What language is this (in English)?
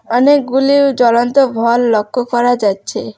Bangla